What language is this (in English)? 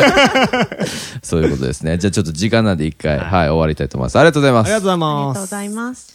Japanese